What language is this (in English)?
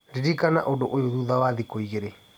Kikuyu